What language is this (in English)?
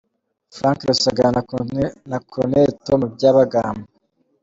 Kinyarwanda